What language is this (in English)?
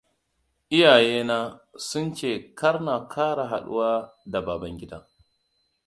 Hausa